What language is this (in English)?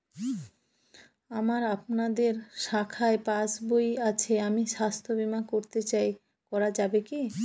Bangla